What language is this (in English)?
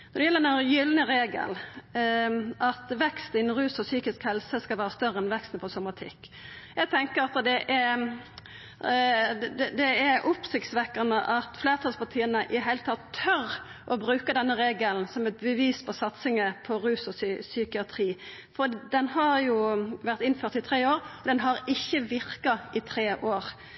Norwegian Nynorsk